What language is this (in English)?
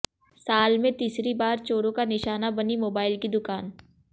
Hindi